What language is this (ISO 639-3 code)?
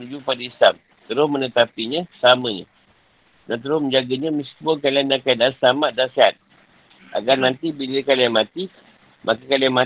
msa